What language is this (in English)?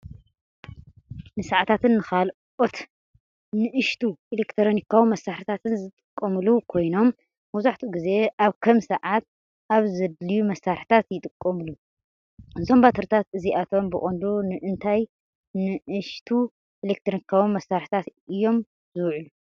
Tigrinya